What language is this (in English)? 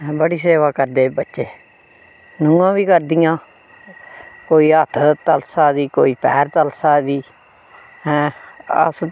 Dogri